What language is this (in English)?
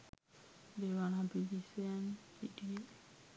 Sinhala